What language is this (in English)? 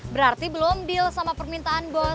Indonesian